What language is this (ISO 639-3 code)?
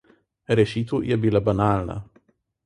slv